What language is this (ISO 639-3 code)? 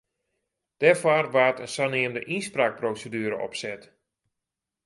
fry